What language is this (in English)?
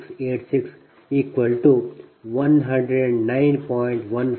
Kannada